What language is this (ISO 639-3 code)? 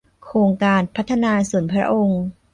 tha